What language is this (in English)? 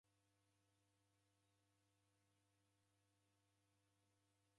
Taita